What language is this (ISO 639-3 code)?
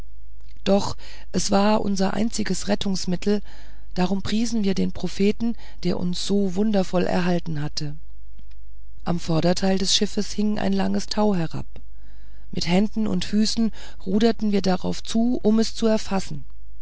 deu